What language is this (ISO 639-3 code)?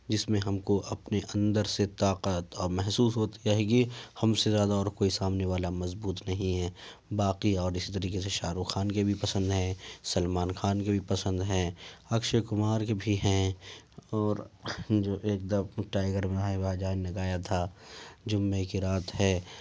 urd